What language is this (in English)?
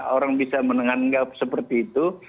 Indonesian